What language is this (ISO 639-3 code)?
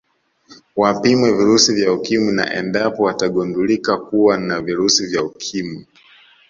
swa